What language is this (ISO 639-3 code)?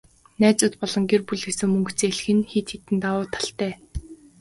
mon